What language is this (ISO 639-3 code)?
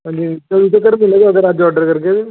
doi